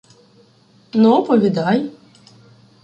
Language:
Ukrainian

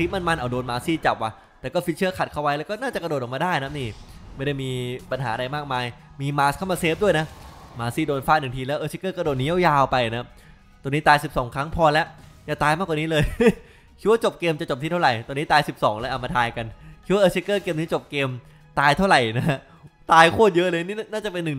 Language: Thai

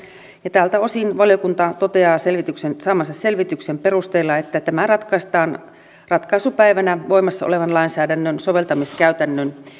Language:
Finnish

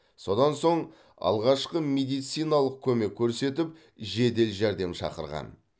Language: Kazakh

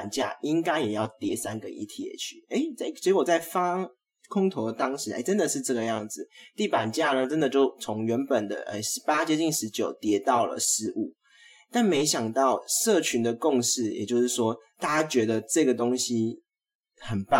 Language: Chinese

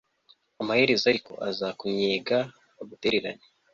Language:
Kinyarwanda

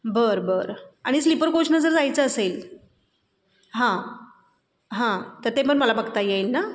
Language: Marathi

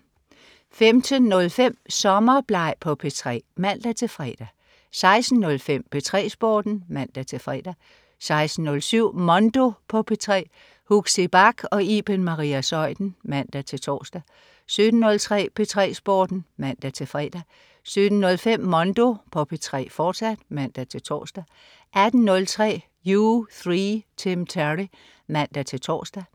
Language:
Danish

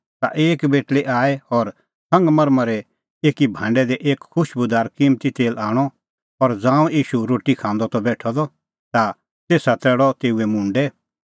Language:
Kullu Pahari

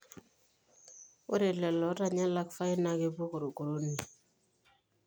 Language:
Masai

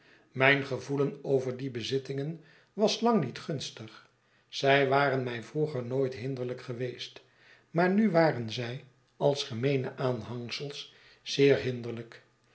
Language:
Dutch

